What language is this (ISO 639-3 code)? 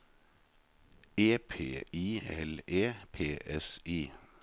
nor